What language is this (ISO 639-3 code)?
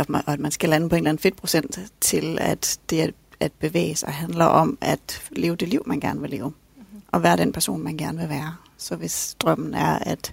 dan